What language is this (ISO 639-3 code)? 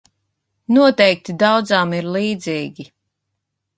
lav